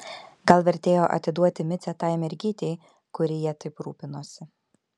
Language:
Lithuanian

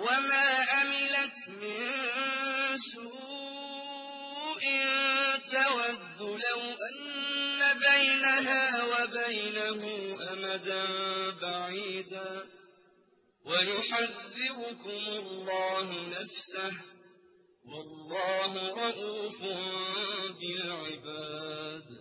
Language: Arabic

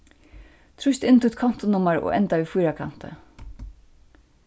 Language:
Faroese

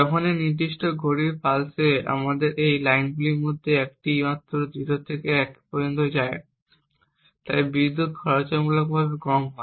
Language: Bangla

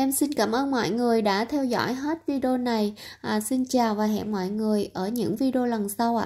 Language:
Vietnamese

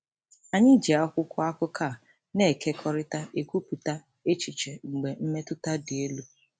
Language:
Igbo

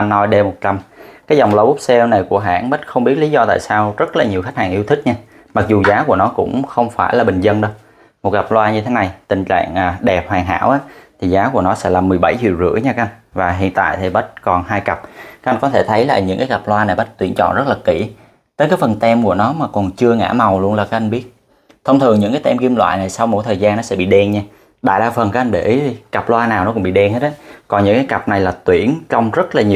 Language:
Vietnamese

